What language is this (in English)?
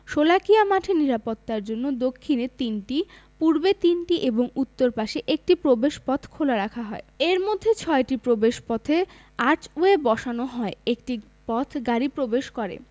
Bangla